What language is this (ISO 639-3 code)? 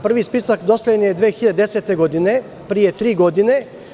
srp